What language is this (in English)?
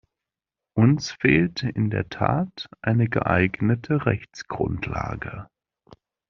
German